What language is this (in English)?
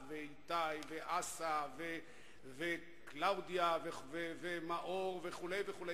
Hebrew